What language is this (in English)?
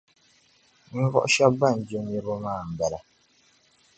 Dagbani